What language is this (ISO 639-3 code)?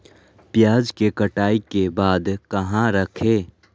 mag